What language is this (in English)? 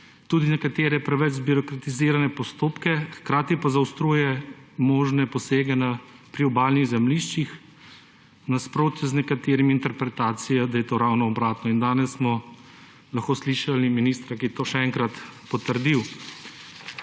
Slovenian